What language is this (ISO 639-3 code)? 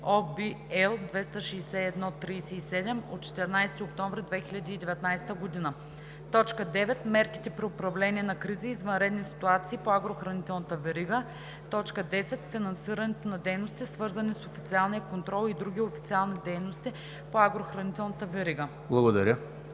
bul